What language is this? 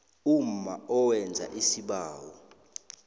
South Ndebele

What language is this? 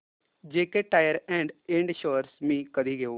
Marathi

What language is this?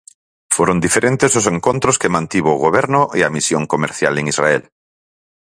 Galician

